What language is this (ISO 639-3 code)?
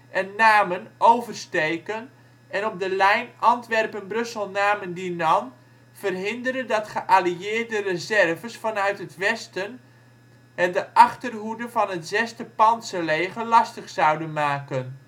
nld